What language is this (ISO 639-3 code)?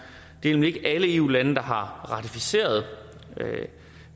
dan